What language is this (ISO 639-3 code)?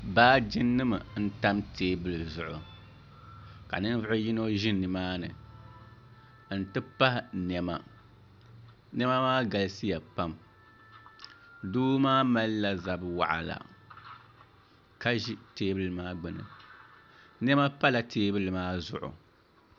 dag